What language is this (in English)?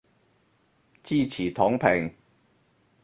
Cantonese